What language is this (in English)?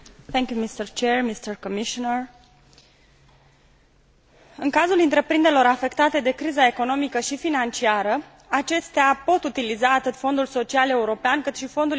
Romanian